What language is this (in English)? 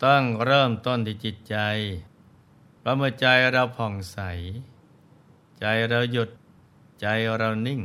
Thai